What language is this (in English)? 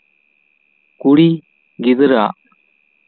Santali